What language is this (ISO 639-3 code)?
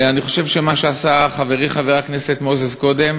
heb